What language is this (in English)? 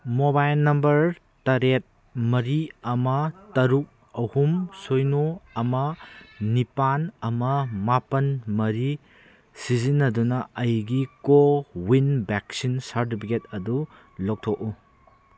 Manipuri